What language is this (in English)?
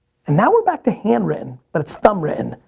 English